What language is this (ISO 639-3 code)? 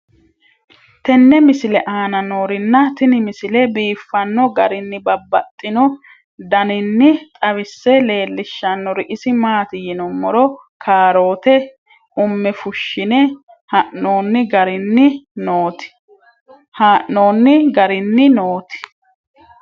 sid